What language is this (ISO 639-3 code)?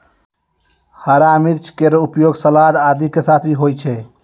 mai